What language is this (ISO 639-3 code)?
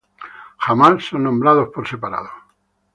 spa